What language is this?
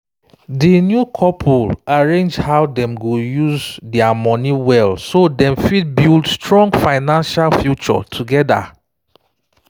Nigerian Pidgin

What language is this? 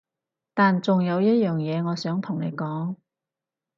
Cantonese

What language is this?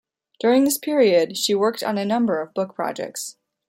English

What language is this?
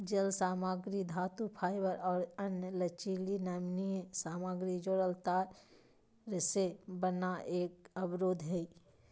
Magahi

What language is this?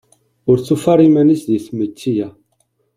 Kabyle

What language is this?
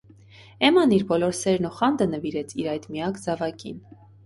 Armenian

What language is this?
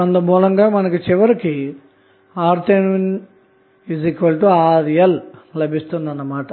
Telugu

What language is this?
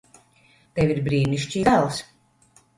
Latvian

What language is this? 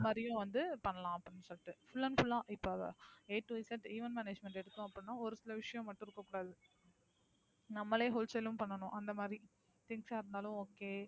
Tamil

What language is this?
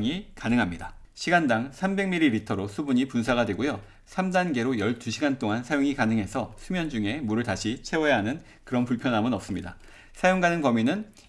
Korean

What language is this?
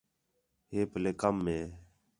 Khetrani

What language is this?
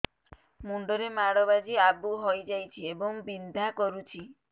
Odia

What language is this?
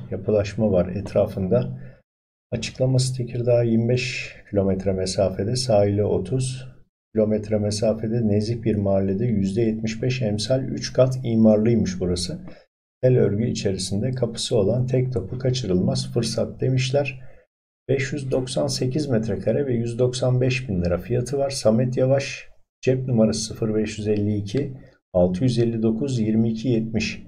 Turkish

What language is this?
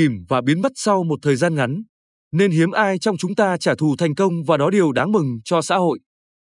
Vietnamese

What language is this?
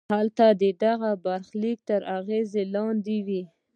Pashto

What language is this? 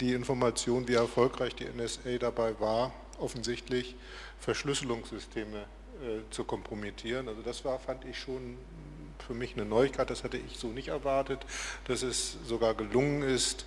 German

